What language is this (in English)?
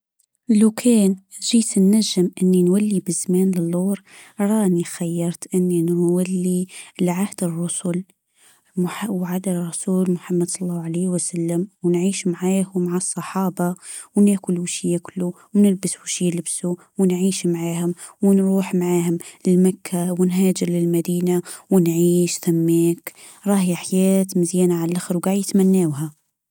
Tunisian Arabic